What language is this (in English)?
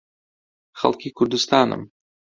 Central Kurdish